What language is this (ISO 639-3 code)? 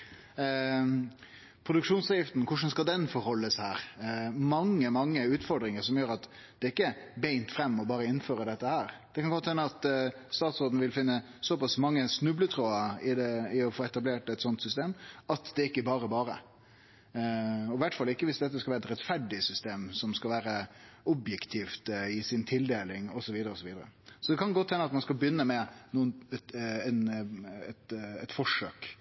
nno